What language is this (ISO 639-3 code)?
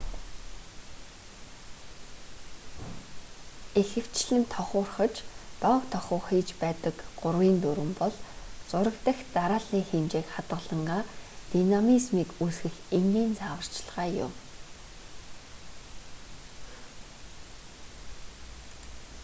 mon